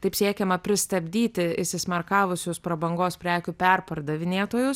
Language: Lithuanian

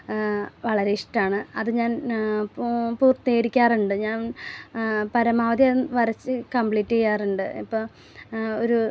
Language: Malayalam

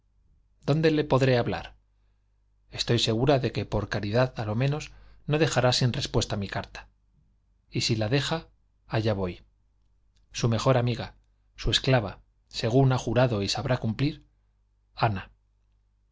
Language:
Spanish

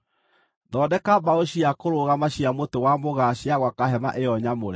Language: Kikuyu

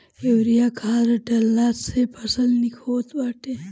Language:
Bhojpuri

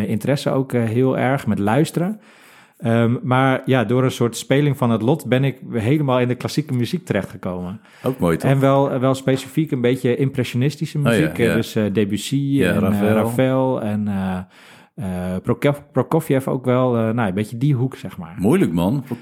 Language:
Dutch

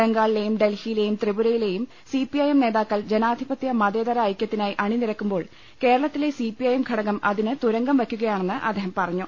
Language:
Malayalam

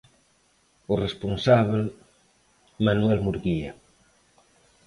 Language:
Galician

